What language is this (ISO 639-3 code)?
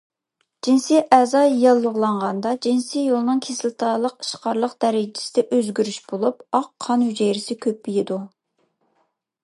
uig